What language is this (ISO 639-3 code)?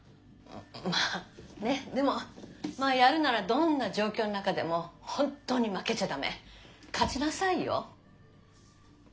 jpn